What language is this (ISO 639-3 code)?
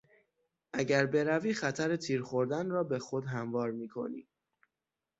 fas